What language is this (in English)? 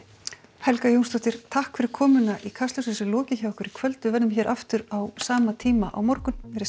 Icelandic